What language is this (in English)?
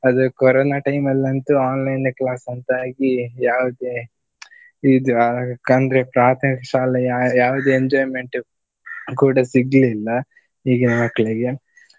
Kannada